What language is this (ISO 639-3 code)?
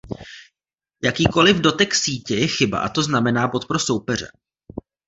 ces